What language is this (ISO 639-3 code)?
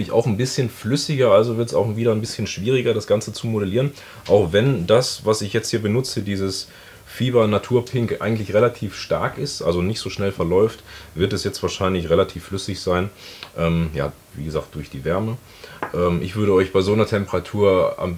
deu